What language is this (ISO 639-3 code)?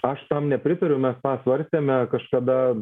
lit